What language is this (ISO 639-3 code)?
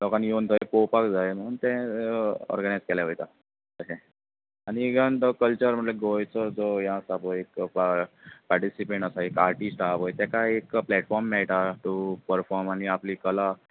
kok